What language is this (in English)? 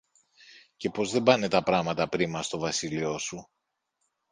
Greek